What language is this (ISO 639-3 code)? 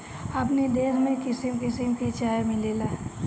bho